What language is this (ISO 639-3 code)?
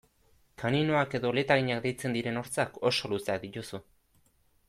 eus